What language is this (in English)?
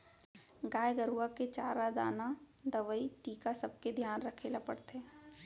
Chhattisgarhi